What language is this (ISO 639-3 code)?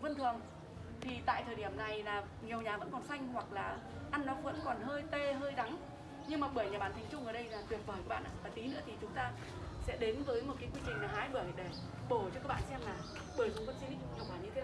vie